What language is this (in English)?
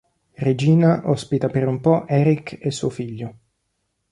Italian